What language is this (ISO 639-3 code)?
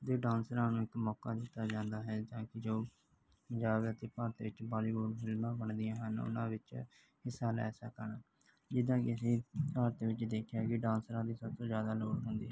pan